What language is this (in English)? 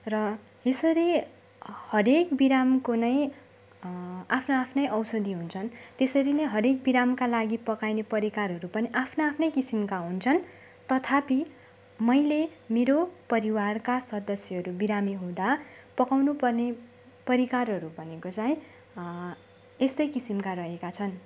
Nepali